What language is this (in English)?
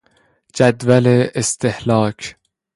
Persian